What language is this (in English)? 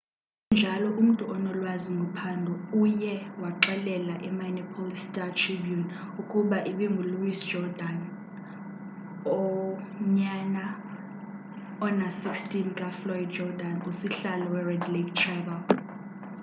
Xhosa